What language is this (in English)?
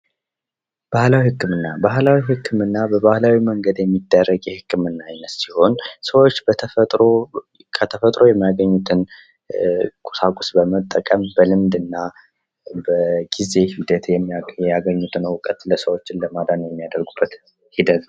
Amharic